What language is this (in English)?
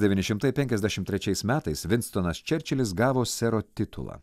Lithuanian